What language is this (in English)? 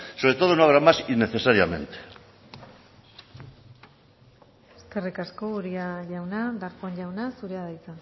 Basque